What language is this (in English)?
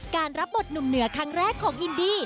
Thai